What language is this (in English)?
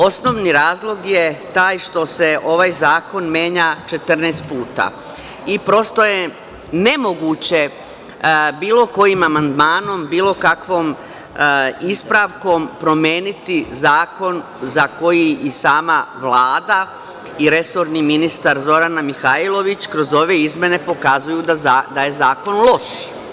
Serbian